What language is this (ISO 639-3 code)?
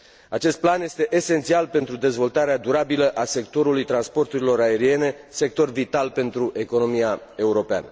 ron